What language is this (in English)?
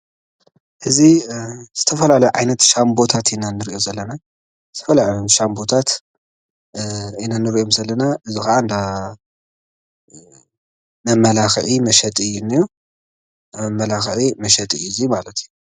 Tigrinya